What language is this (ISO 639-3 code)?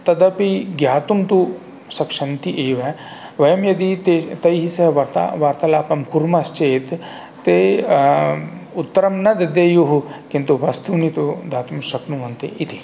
san